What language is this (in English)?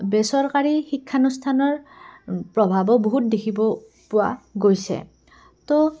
Assamese